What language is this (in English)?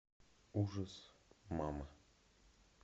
Russian